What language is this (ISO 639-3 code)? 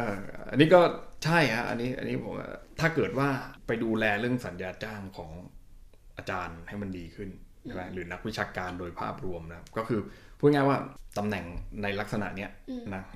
tha